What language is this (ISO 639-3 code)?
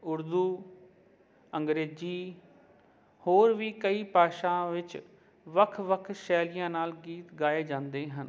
pan